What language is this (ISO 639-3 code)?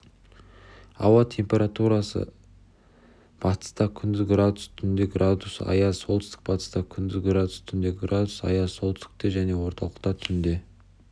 kaz